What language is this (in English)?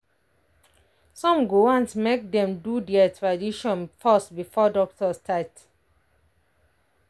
Nigerian Pidgin